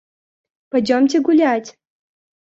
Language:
Russian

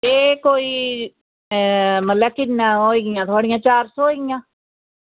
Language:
Dogri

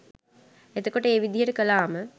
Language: Sinhala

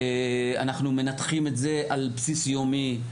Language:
Hebrew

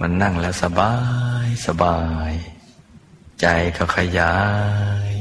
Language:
Thai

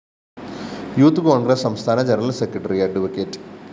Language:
Malayalam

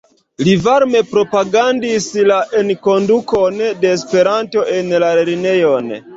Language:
Esperanto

